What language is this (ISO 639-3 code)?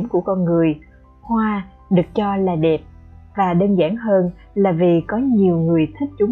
vie